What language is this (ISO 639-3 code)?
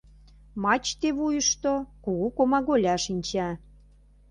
chm